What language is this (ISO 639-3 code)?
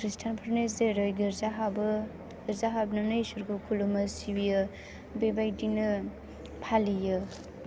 brx